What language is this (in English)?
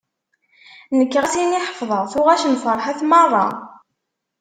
Kabyle